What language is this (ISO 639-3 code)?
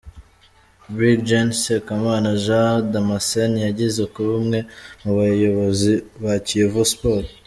kin